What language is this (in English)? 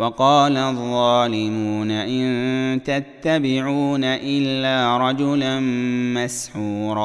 Arabic